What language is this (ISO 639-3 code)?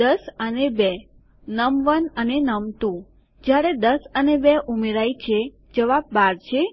guj